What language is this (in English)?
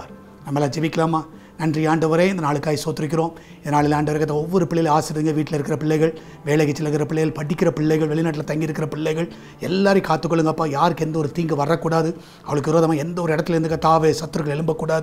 Tamil